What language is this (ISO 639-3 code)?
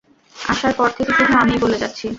ben